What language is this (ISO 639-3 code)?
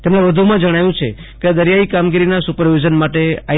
guj